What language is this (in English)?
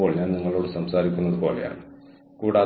Malayalam